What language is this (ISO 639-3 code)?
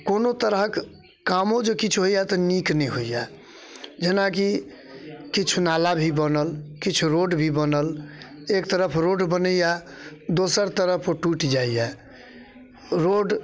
mai